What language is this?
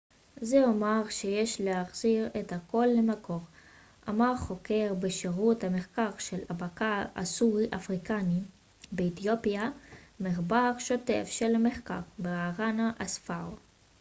Hebrew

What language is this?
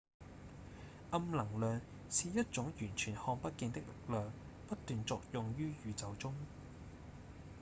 Cantonese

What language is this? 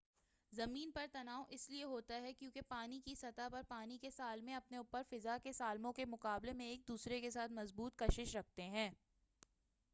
Urdu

